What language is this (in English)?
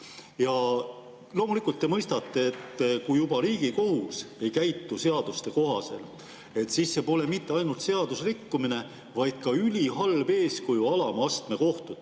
Estonian